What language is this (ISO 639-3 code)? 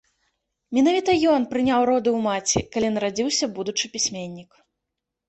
bel